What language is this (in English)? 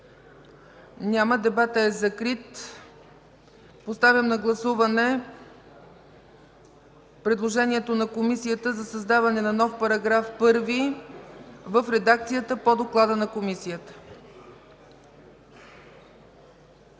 Bulgarian